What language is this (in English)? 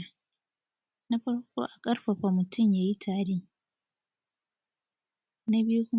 Hausa